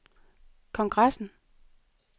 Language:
Danish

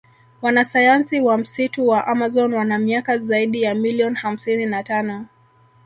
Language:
Swahili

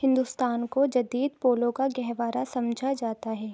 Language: Urdu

